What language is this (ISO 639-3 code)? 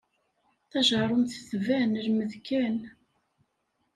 kab